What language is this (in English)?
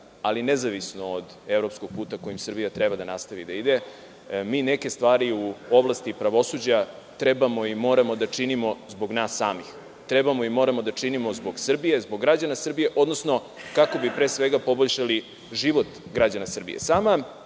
Serbian